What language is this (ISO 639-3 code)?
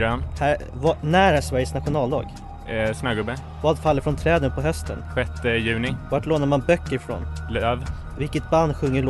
swe